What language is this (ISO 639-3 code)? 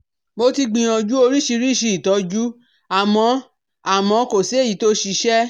yor